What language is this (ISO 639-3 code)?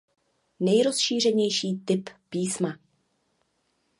ces